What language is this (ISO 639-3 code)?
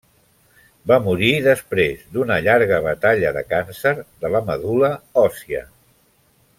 cat